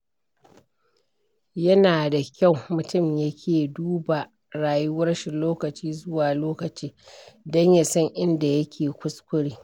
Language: Hausa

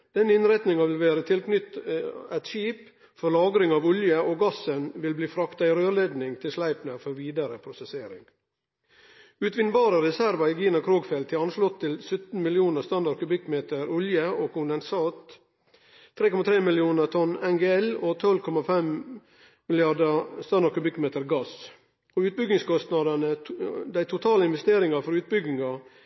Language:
Norwegian Nynorsk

